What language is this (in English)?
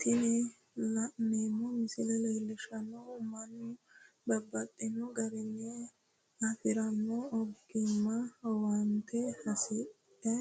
Sidamo